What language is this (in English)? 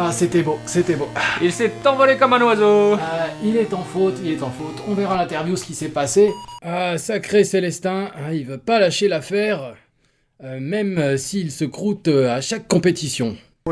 French